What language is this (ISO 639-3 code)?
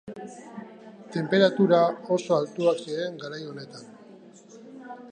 eus